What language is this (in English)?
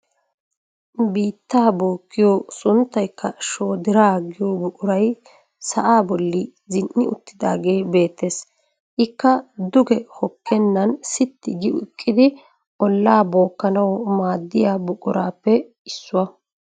Wolaytta